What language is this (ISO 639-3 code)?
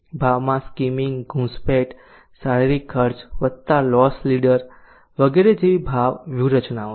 guj